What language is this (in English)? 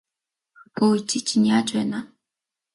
Mongolian